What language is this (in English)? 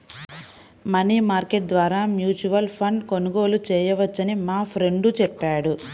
Telugu